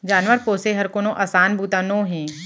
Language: Chhattisgarhi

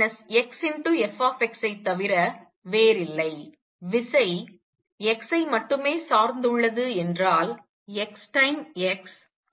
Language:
Tamil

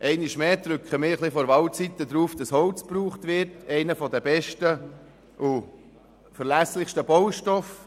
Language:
Swiss German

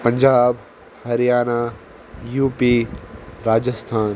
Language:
Kashmiri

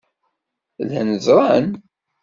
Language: Kabyle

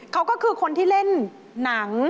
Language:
Thai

